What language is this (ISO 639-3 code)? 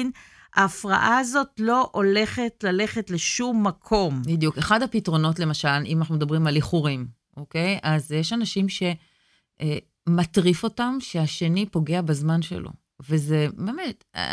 heb